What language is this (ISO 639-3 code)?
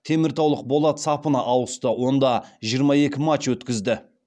kaz